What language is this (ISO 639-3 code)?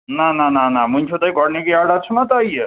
kas